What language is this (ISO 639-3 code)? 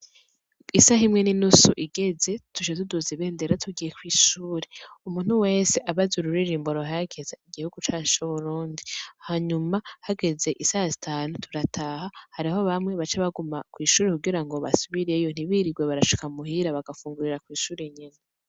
run